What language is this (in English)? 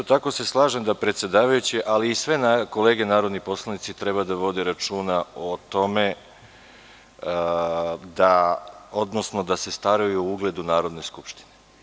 Serbian